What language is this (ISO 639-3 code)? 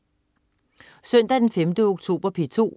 dan